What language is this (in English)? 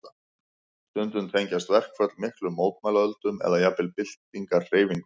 Icelandic